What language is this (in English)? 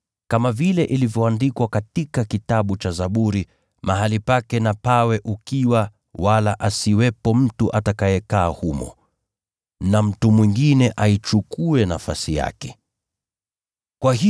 Swahili